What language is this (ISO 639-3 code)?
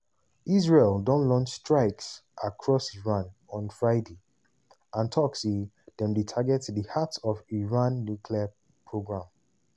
pcm